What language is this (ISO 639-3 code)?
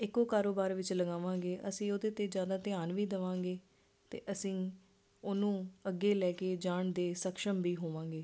pan